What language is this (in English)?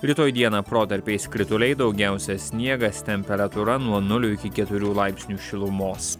Lithuanian